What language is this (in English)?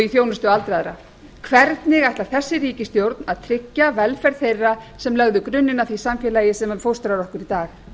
Icelandic